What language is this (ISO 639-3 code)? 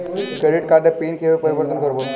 ben